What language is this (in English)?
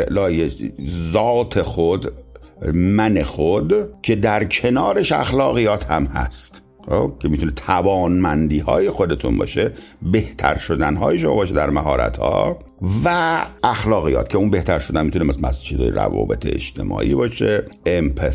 Persian